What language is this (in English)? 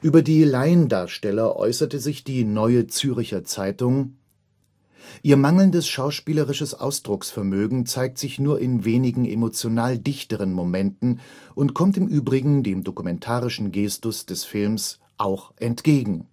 German